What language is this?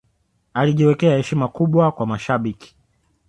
Swahili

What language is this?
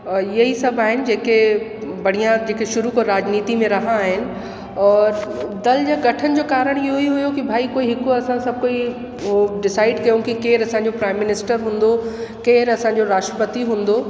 Sindhi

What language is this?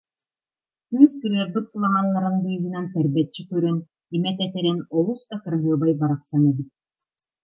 Yakut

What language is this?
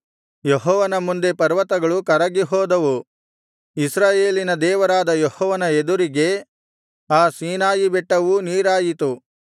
Kannada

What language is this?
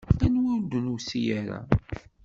Kabyle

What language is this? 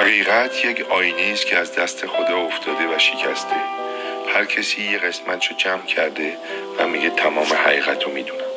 Persian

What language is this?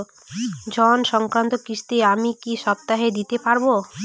Bangla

